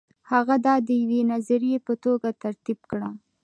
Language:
Pashto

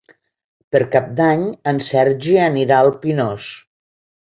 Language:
Catalan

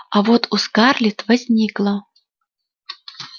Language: Russian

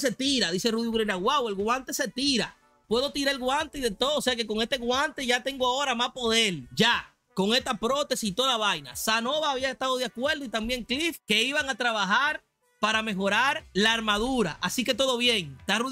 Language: Spanish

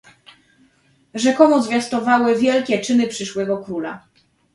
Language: Polish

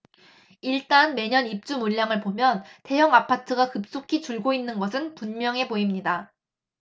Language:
Korean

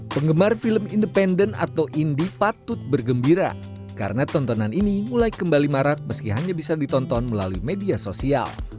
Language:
Indonesian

